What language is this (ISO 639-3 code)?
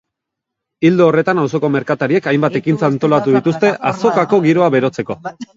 eus